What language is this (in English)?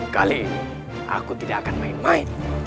Indonesian